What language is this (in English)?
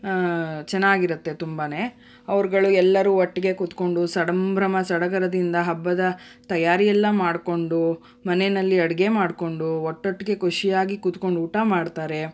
Kannada